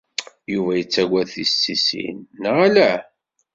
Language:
Kabyle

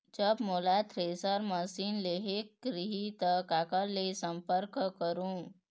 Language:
Chhattisgarhi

